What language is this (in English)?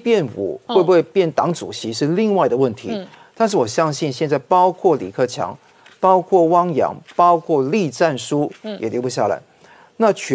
Chinese